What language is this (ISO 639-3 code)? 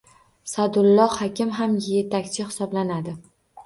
uzb